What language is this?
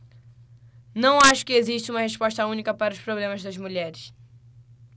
Portuguese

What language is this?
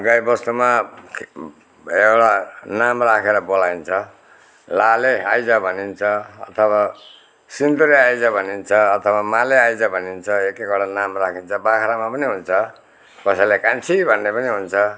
Nepali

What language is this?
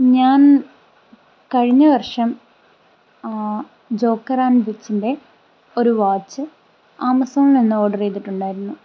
Malayalam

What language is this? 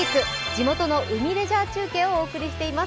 Japanese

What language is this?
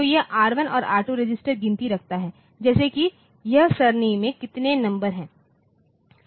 Hindi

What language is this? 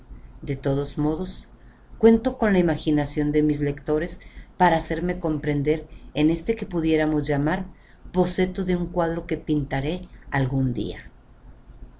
Spanish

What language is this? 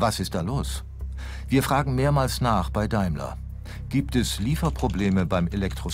German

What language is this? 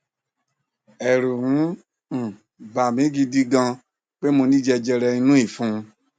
Yoruba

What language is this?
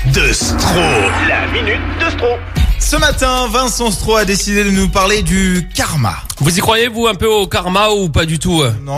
French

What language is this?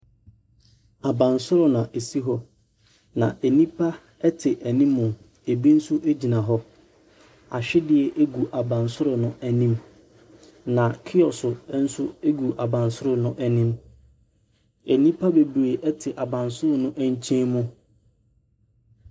Akan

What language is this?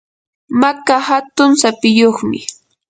Yanahuanca Pasco Quechua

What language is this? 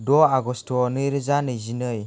Bodo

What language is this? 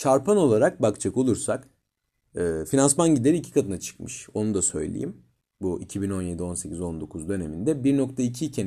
Turkish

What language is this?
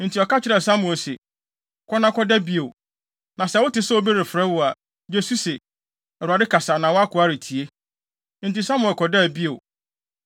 Akan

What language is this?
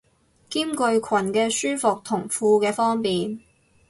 Cantonese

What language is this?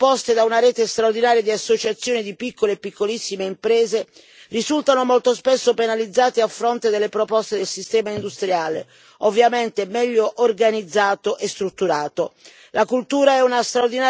Italian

